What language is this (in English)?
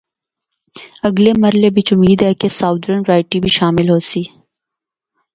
Northern Hindko